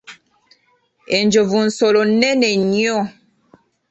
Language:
Ganda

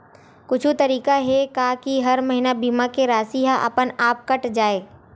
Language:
Chhattisgarhi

